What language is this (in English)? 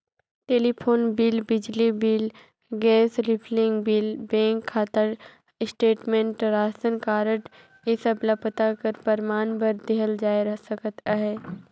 Chhattisgarhi